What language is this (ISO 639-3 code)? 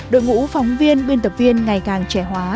vie